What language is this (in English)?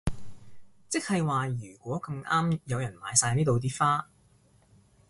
Cantonese